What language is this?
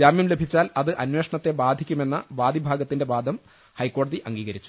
Malayalam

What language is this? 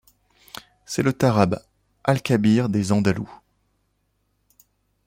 French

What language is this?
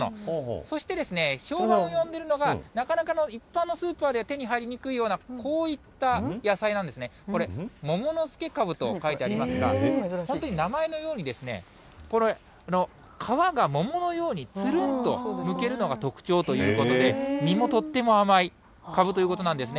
Japanese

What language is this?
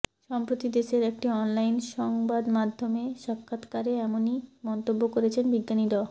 Bangla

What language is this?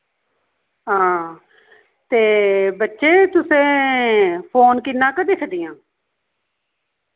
Dogri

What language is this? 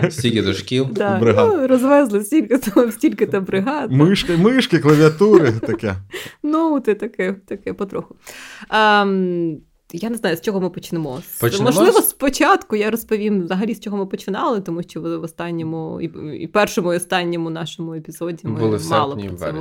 Ukrainian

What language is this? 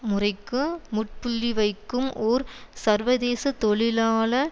Tamil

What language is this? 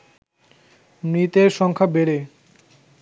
Bangla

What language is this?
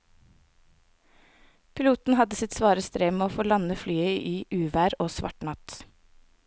Norwegian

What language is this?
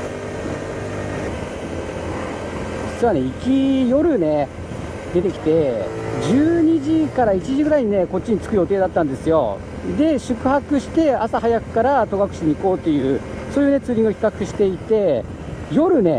Japanese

